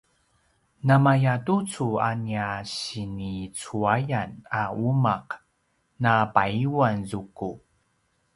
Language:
Paiwan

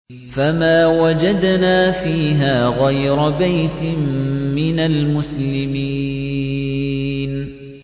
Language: Arabic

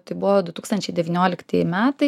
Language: Lithuanian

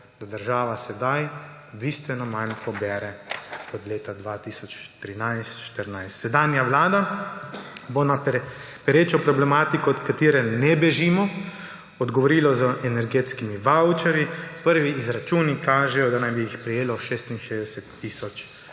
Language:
Slovenian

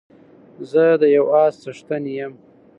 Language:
Pashto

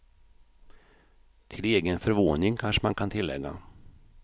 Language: Swedish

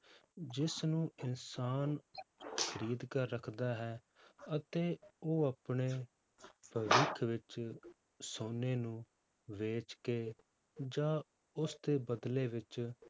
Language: Punjabi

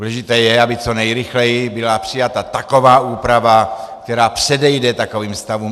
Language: Czech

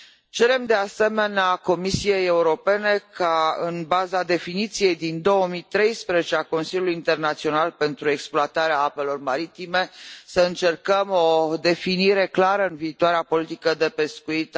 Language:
Romanian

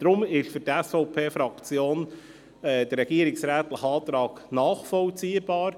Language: Swiss German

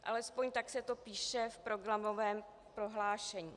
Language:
Czech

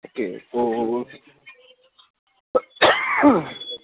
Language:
Urdu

